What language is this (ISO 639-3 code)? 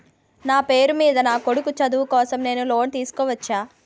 tel